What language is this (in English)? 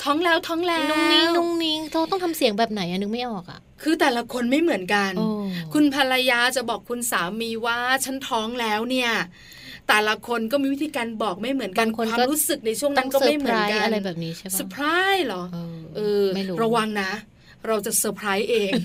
Thai